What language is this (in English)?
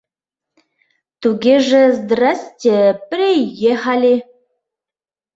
Mari